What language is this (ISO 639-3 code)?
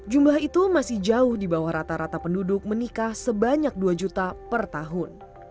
ind